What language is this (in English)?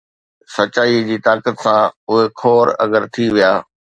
Sindhi